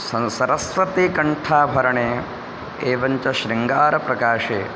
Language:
Sanskrit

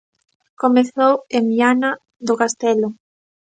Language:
Galician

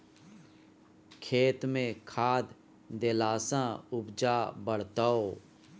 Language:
Maithili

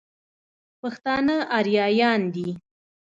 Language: Pashto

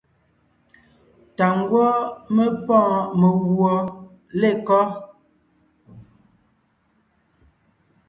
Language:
Ngiemboon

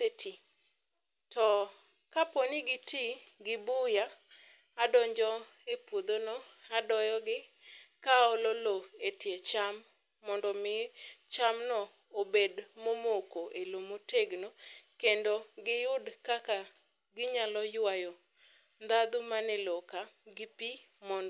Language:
Luo (Kenya and Tanzania)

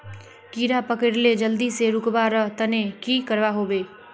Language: Magahi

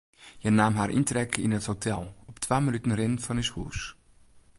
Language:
Western Frisian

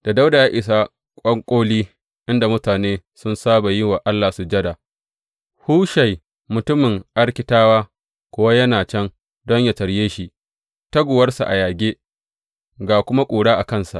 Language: Hausa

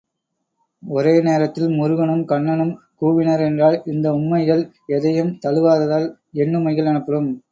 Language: Tamil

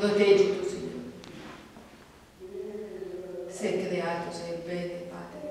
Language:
Italian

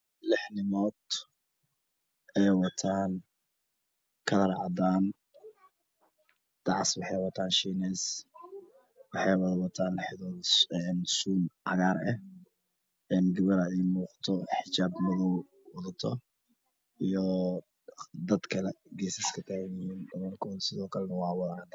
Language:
Somali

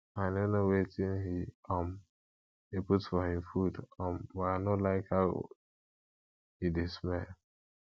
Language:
Nigerian Pidgin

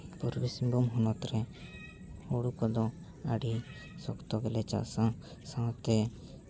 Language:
Santali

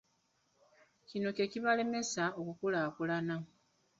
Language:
Ganda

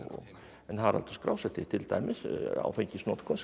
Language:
Icelandic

